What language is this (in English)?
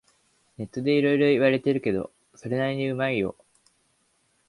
Japanese